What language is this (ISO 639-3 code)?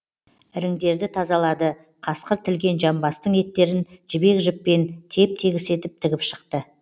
kaz